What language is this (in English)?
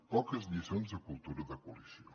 Catalan